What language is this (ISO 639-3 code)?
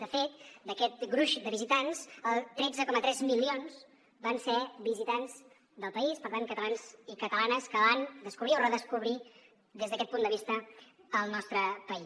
cat